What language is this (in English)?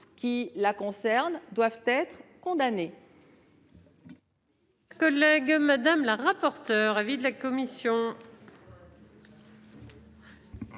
French